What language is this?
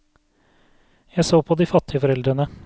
Norwegian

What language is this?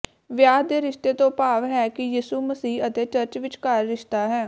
Punjabi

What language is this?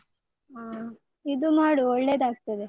Kannada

